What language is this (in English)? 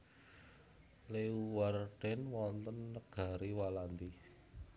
Javanese